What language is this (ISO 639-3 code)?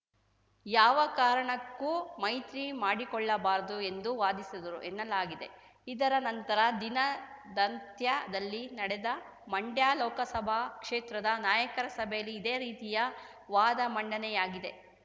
kan